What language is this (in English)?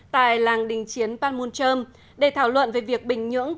Vietnamese